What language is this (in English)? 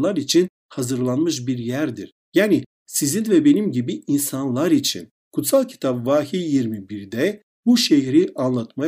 Turkish